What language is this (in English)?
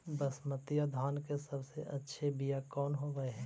Magahi